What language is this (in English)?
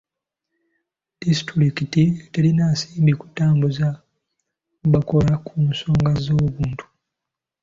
Ganda